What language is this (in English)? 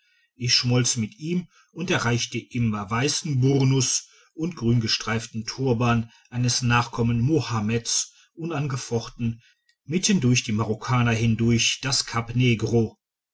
German